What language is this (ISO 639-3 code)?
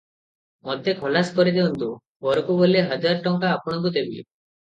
ori